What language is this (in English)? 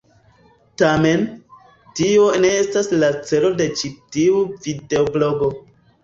Esperanto